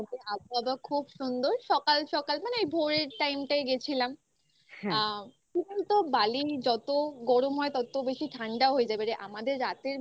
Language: Bangla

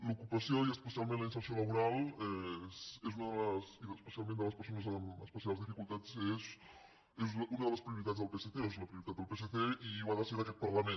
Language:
Catalan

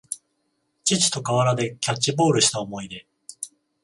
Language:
Japanese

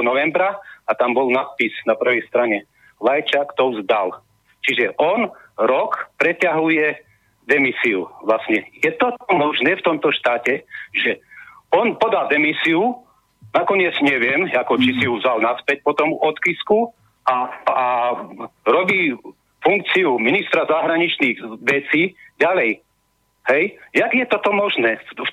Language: Slovak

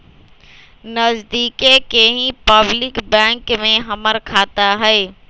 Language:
Magahi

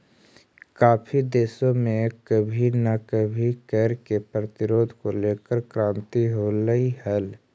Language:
Magahi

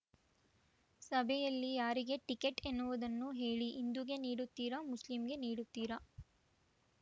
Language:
Kannada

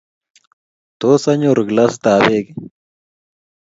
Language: Kalenjin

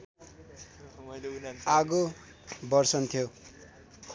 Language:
Nepali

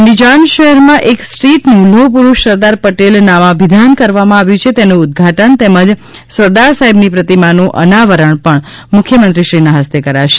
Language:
Gujarati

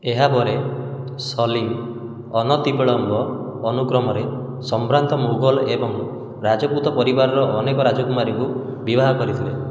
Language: Odia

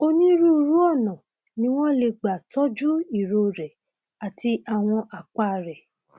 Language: Yoruba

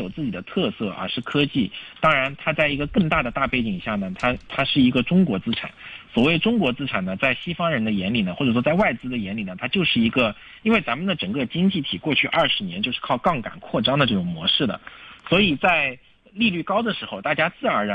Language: Chinese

